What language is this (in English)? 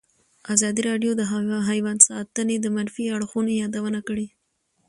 Pashto